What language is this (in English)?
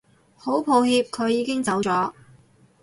Cantonese